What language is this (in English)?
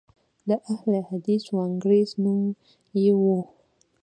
Pashto